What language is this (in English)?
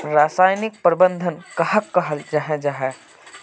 Magahi